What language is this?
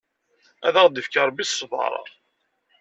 Kabyle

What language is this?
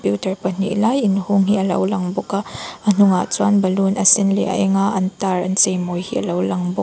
Mizo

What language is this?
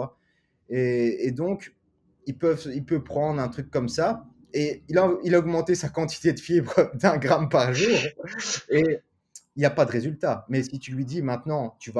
French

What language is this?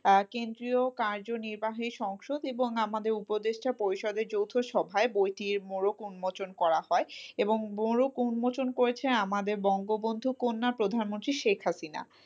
Bangla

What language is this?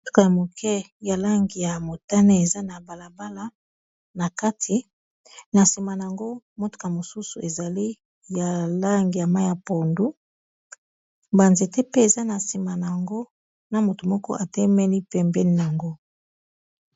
Lingala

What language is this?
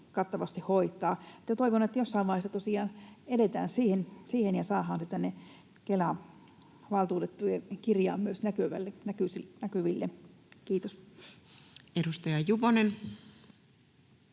Finnish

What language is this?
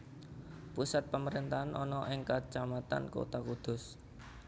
Javanese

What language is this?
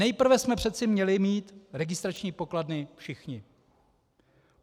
Czech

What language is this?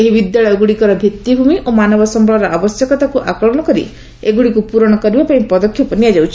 Odia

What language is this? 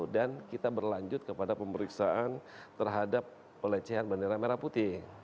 Indonesian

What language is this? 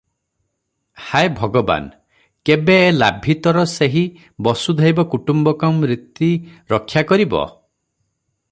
Odia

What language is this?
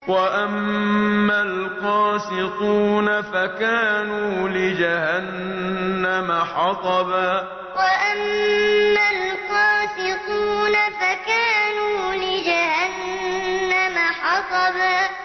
Arabic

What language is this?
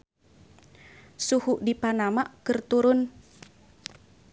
Sundanese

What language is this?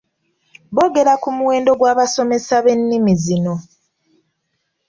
Ganda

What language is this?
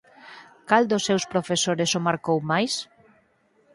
Galician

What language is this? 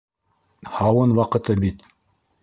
Bashkir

